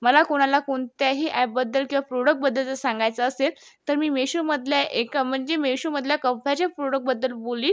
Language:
Marathi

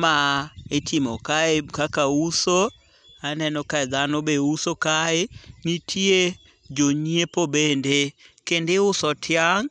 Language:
Luo (Kenya and Tanzania)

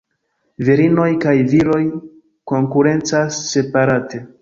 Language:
Esperanto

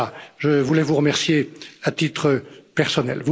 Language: French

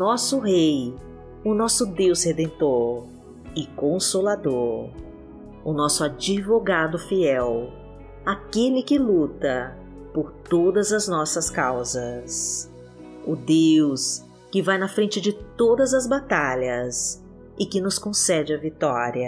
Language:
Portuguese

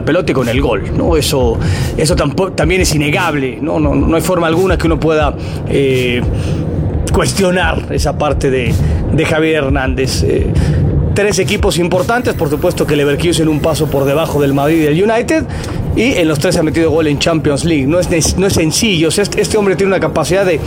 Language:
Spanish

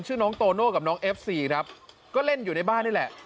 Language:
Thai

